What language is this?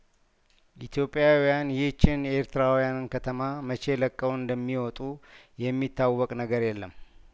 Amharic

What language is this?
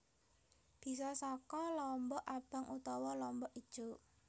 Javanese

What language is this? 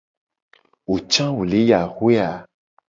Gen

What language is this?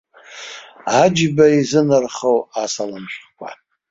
Abkhazian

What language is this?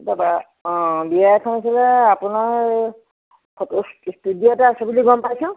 Assamese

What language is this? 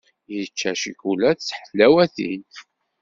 Kabyle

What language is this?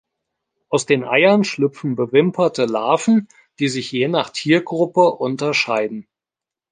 German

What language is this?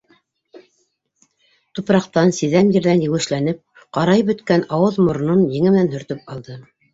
Bashkir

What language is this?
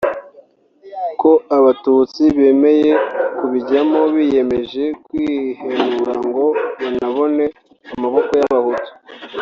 Kinyarwanda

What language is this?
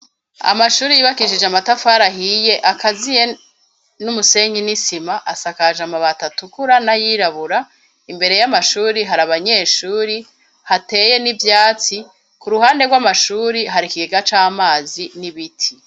Rundi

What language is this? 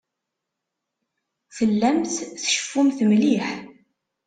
Kabyle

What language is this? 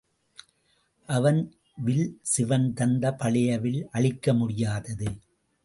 Tamil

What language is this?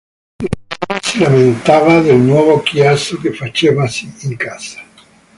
Italian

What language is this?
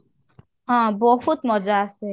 Odia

